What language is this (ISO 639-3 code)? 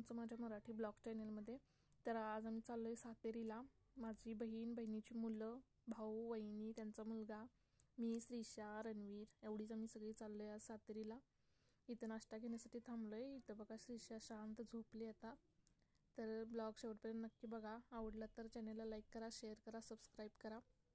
ara